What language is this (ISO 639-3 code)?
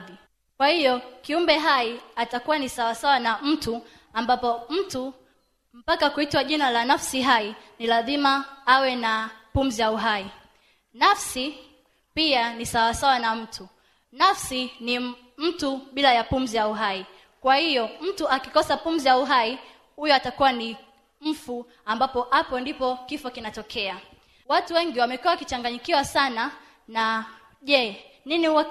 swa